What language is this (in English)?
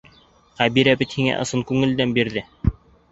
Bashkir